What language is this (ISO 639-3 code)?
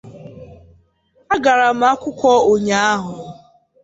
ibo